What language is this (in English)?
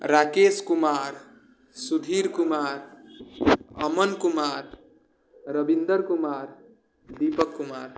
Maithili